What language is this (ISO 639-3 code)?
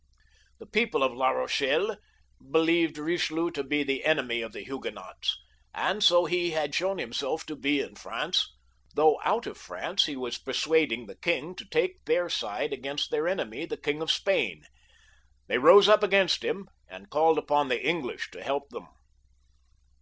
eng